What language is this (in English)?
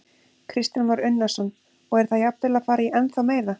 Icelandic